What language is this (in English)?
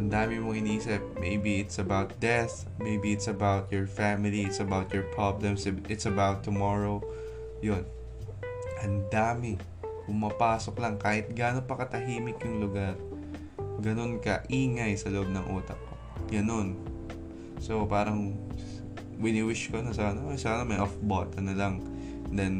Filipino